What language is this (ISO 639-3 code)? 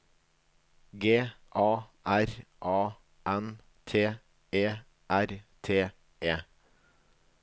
nor